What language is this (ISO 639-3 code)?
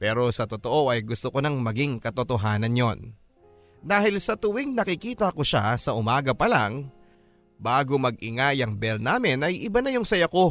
fil